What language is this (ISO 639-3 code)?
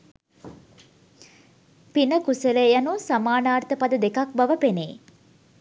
sin